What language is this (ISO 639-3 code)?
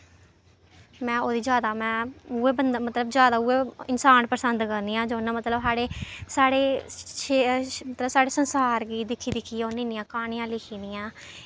doi